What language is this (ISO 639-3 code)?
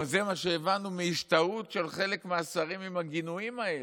heb